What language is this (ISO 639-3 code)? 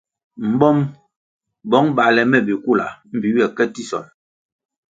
nmg